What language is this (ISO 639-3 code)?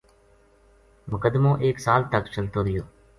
gju